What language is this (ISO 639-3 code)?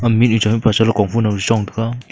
nnp